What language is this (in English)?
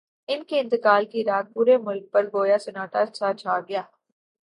Urdu